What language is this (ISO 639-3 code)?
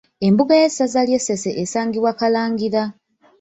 lug